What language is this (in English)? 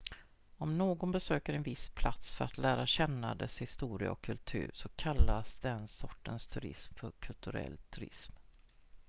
Swedish